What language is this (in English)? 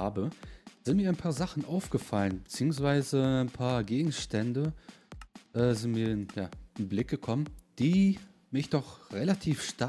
German